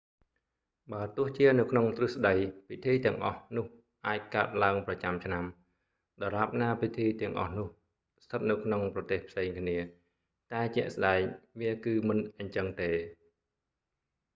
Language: Khmer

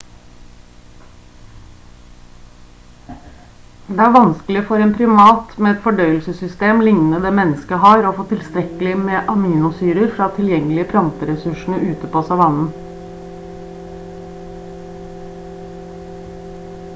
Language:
Norwegian Bokmål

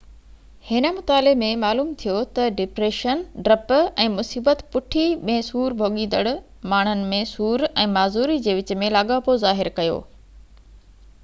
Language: Sindhi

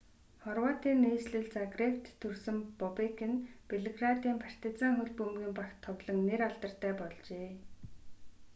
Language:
Mongolian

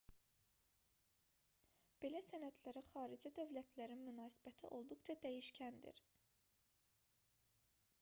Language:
Azerbaijani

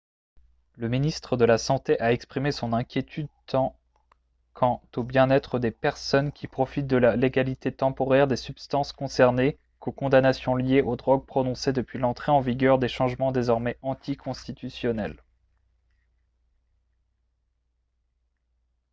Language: French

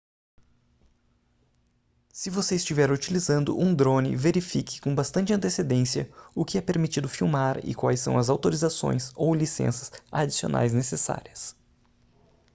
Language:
Portuguese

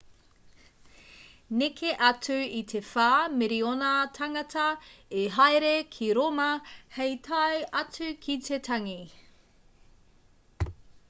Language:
Māori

